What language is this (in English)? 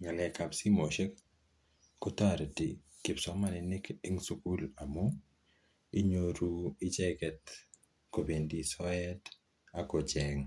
Kalenjin